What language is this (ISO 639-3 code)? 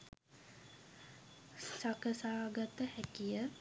sin